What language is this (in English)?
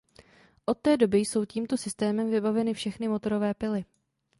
Czech